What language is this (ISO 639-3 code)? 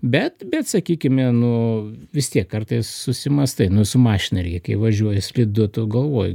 lit